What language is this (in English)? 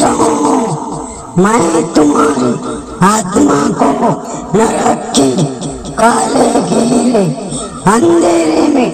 Hindi